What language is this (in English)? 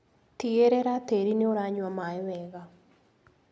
Kikuyu